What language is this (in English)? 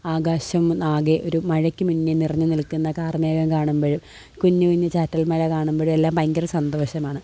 Malayalam